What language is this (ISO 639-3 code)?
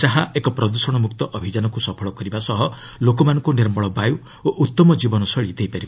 ori